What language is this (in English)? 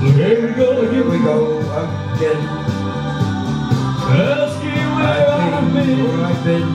English